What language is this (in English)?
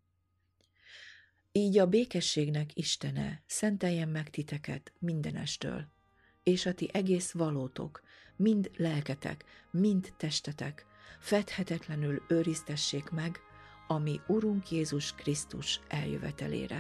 Hungarian